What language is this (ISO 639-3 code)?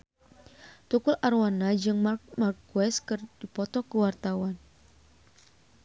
sun